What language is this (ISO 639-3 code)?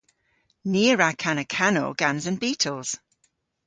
cor